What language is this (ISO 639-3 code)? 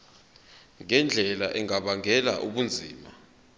zul